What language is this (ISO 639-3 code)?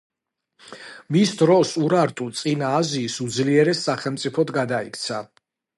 kat